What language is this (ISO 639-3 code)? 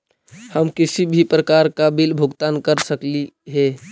mag